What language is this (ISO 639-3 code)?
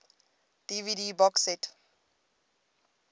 eng